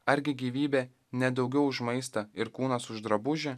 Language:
Lithuanian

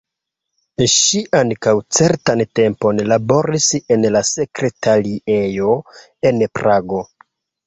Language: Esperanto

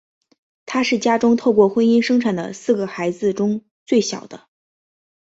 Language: Chinese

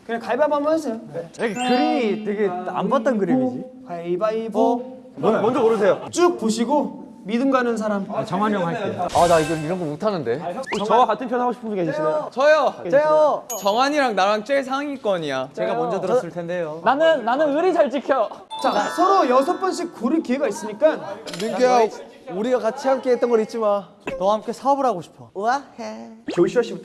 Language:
Korean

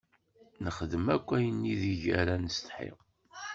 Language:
Kabyle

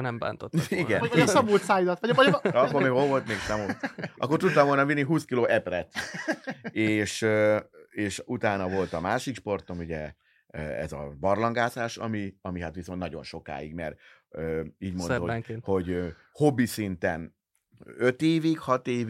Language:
Hungarian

